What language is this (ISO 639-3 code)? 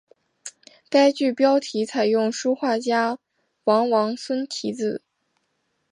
zho